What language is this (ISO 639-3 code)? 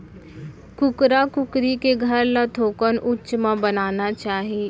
hne